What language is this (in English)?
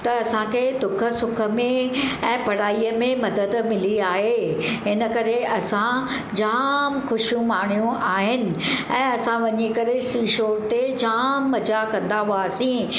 Sindhi